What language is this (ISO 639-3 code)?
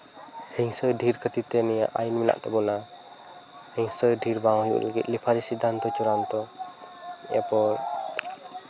sat